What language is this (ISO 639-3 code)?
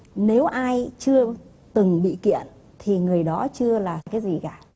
vie